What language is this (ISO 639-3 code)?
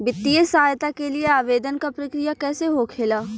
bho